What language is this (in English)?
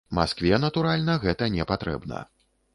Belarusian